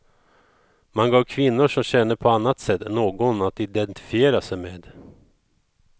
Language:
Swedish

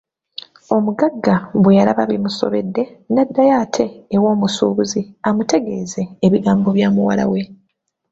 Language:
Ganda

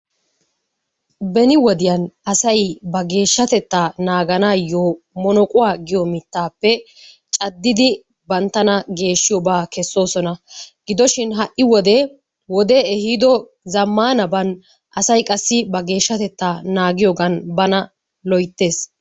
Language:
Wolaytta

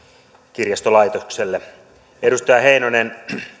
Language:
Finnish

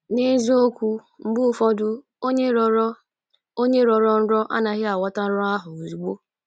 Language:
Igbo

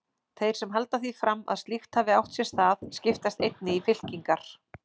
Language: Icelandic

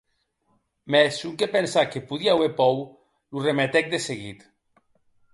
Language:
Occitan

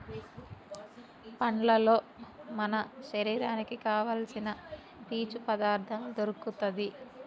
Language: Telugu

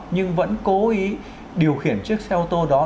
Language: Vietnamese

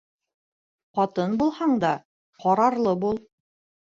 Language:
Bashkir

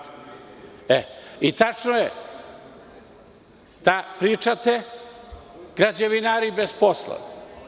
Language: Serbian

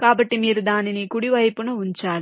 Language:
Telugu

